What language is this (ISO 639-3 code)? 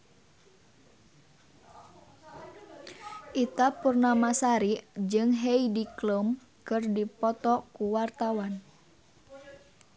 sun